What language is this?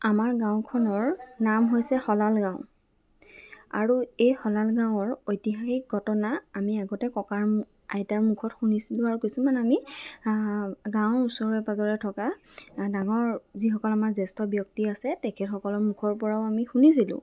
Assamese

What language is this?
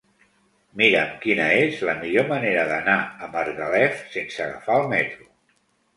Catalan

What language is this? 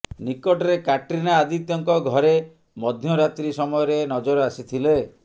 Odia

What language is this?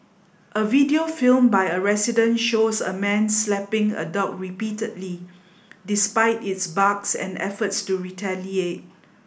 English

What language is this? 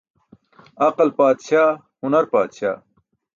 Burushaski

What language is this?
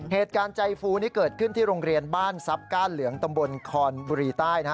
Thai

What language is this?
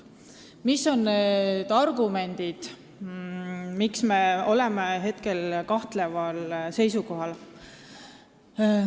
Estonian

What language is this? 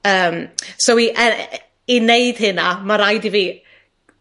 Welsh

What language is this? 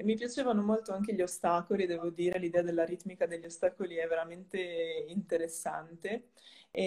Italian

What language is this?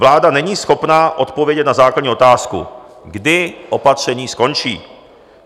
Czech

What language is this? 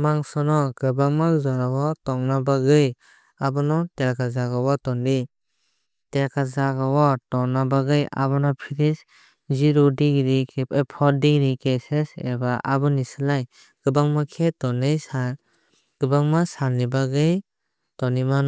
Kok Borok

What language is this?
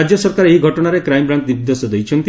Odia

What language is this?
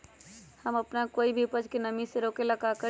Magahi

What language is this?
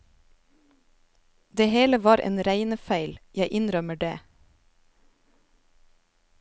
Norwegian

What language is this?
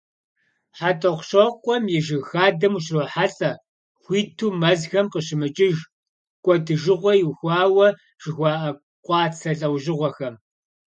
Kabardian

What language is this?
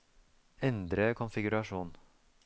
Norwegian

